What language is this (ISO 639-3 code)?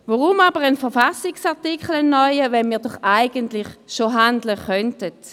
gsw